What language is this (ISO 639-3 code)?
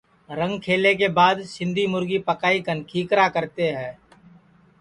ssi